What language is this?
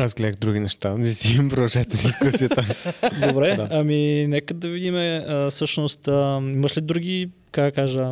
Bulgarian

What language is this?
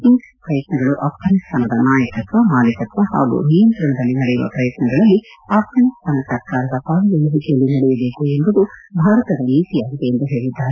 Kannada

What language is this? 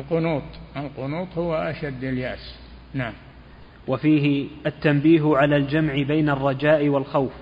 Arabic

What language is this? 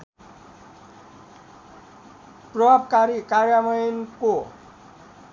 Nepali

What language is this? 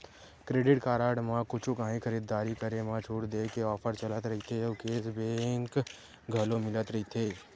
Chhattisgarhi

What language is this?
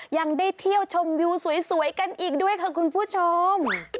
Thai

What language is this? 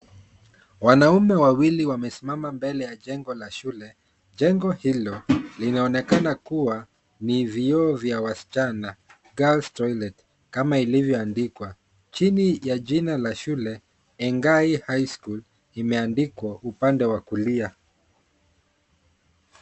Swahili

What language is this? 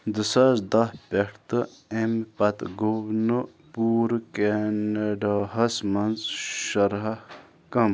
Kashmiri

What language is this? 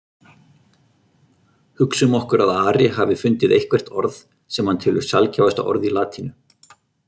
Icelandic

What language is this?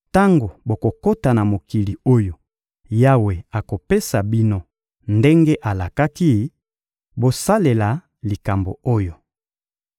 Lingala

